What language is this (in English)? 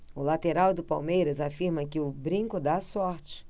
Portuguese